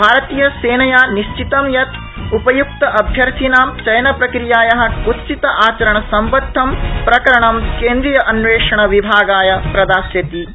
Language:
Sanskrit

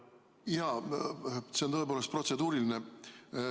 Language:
Estonian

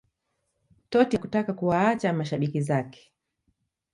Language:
Swahili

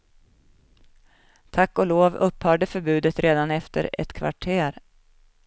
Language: Swedish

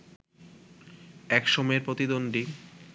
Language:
Bangla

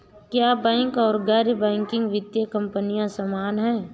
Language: Hindi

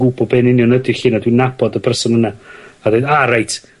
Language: Welsh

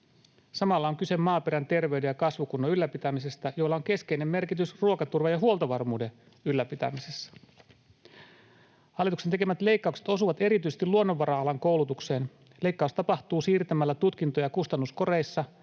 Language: Finnish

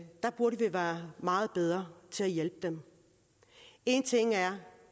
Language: Danish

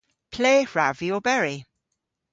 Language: Cornish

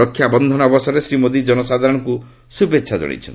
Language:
Odia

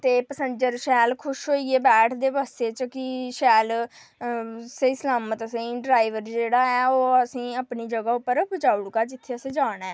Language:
Dogri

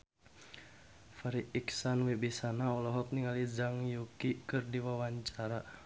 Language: Sundanese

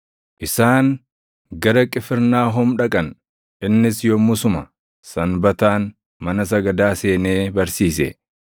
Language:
Oromo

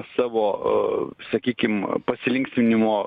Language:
Lithuanian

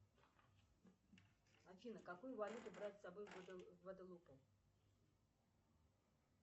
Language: Russian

